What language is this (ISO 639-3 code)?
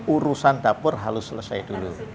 ind